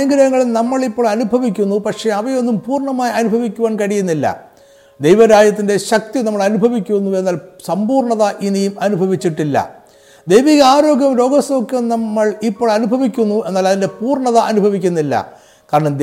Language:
Malayalam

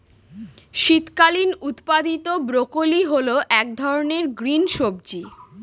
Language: Bangla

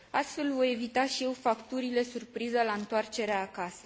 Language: Romanian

